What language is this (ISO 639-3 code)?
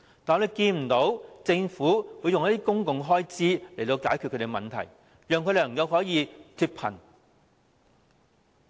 yue